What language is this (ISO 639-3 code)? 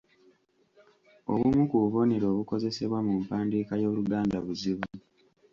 lug